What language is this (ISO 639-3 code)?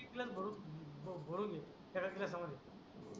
mar